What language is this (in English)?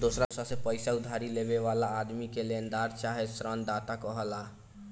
Bhojpuri